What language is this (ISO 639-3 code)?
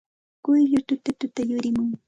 qxt